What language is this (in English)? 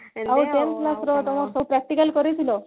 Odia